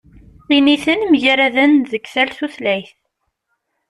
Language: Kabyle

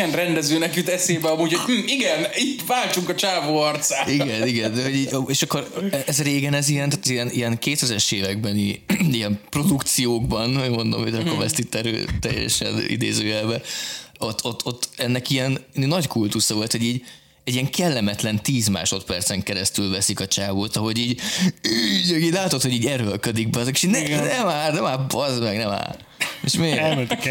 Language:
Hungarian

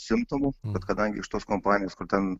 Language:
Lithuanian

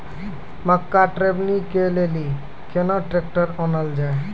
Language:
Maithili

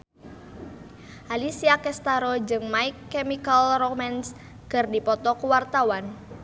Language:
Sundanese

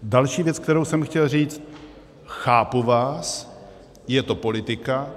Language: Czech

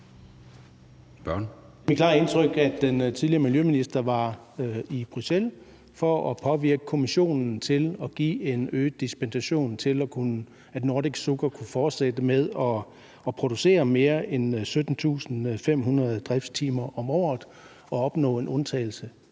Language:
Danish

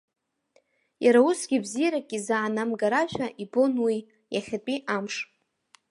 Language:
Abkhazian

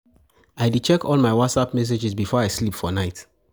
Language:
Nigerian Pidgin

